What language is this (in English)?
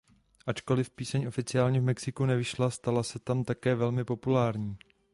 Czech